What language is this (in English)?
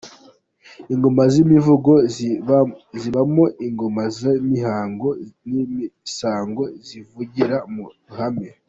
Kinyarwanda